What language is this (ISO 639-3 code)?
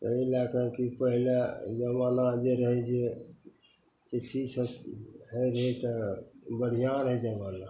mai